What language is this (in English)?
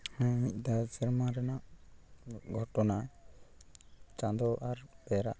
Santali